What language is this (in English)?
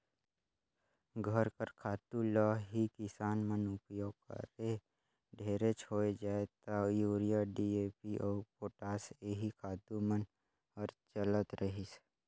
Chhattisgarhi